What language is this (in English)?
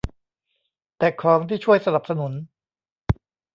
Thai